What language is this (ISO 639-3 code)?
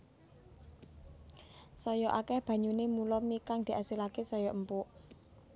jav